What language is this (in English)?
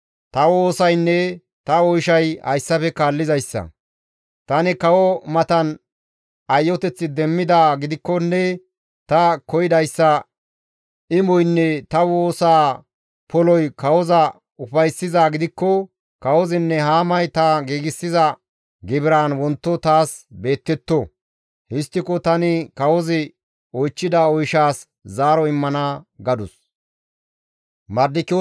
Gamo